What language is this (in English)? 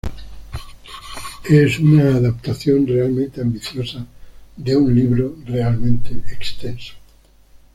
Spanish